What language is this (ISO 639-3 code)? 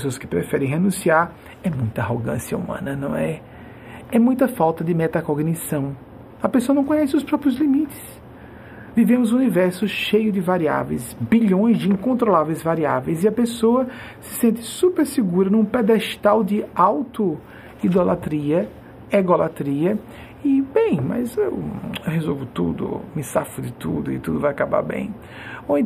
por